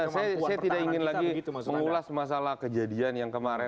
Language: Indonesian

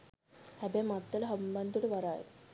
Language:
Sinhala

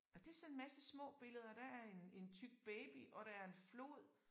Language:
Danish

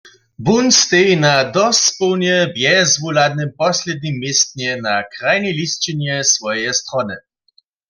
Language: Upper Sorbian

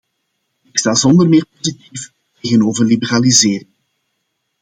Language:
Dutch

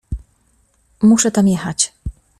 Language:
Polish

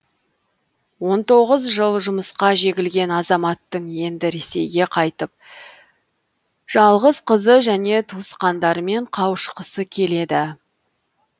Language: Kazakh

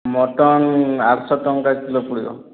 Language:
Odia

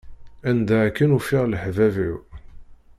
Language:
Kabyle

